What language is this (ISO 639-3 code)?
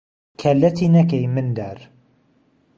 ckb